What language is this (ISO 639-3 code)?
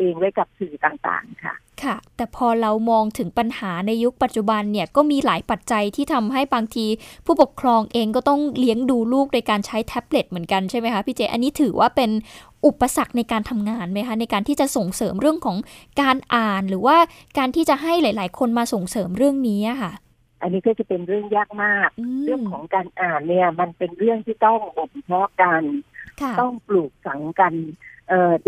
tha